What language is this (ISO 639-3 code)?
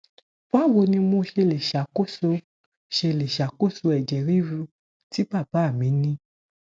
yor